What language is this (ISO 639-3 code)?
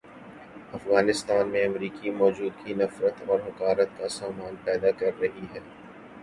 urd